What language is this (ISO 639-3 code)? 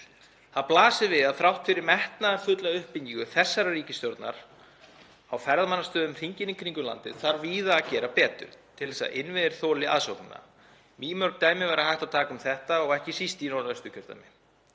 isl